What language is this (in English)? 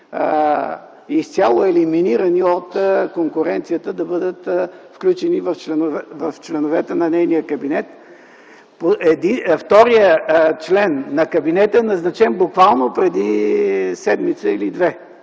Bulgarian